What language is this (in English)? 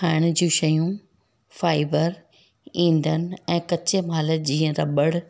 Sindhi